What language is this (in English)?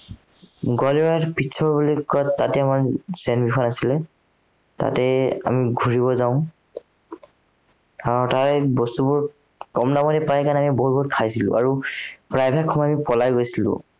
Assamese